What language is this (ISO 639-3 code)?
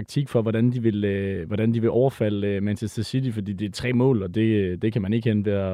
dan